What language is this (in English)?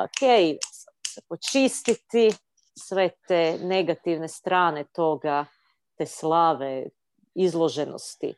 Croatian